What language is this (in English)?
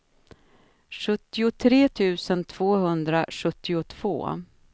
Swedish